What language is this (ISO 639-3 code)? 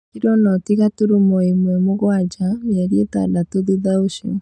kik